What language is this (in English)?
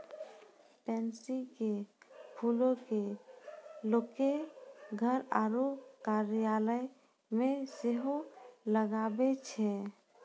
Maithili